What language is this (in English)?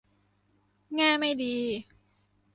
Thai